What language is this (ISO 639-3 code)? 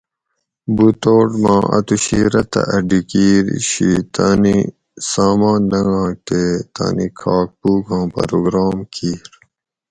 gwc